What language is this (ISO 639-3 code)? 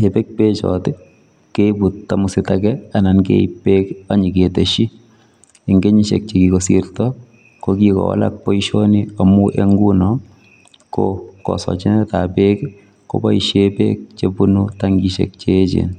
kln